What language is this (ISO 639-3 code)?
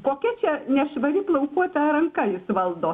lit